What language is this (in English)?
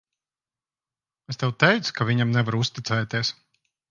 Latvian